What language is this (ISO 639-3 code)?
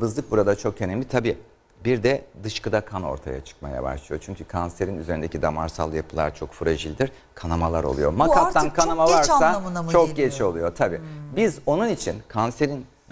tur